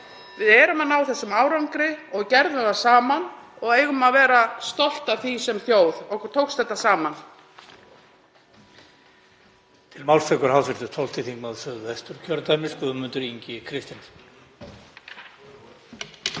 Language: Icelandic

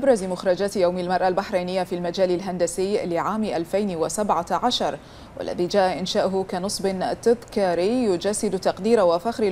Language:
Arabic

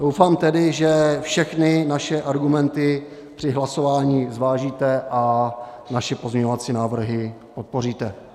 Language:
Czech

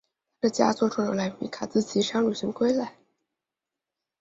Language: Chinese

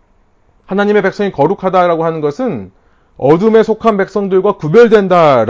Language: Korean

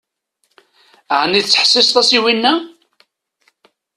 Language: Kabyle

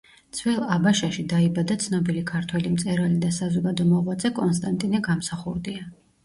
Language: Georgian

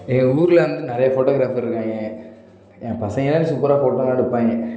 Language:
Tamil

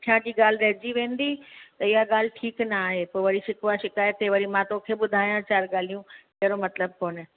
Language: Sindhi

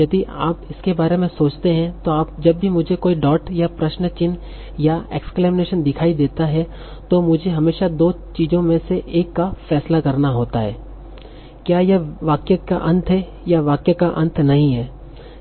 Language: Hindi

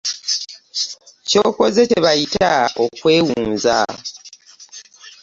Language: Ganda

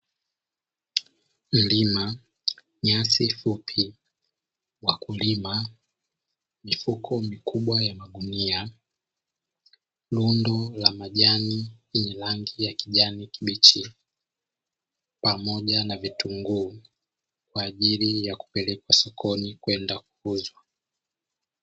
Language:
Swahili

